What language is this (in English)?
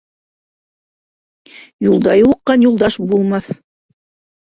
Bashkir